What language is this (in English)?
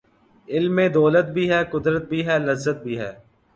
Urdu